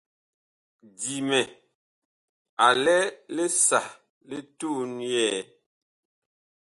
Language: Bakoko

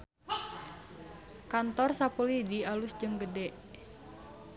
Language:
Sundanese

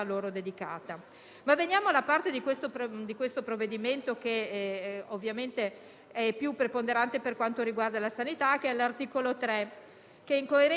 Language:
Italian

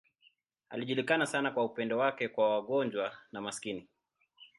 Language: Swahili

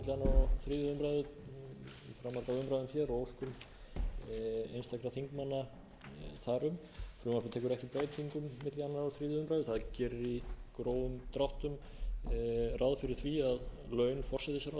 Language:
Icelandic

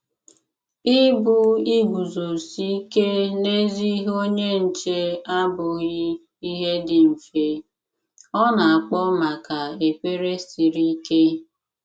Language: Igbo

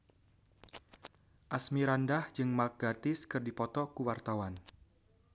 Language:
Sundanese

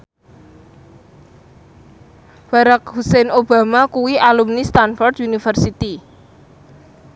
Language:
Javanese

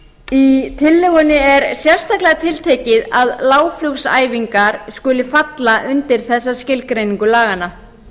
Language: Icelandic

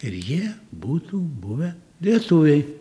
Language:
Lithuanian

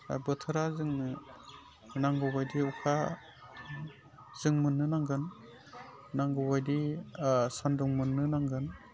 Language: Bodo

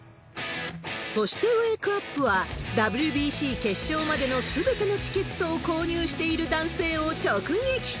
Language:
Japanese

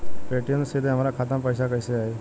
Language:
Bhojpuri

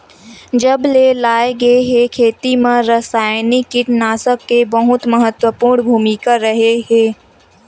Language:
Chhattisgarhi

